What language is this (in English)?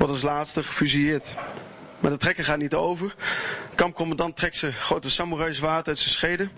Dutch